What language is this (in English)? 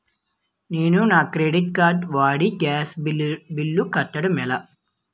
Telugu